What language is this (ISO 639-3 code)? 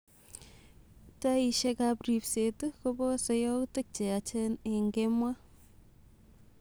kln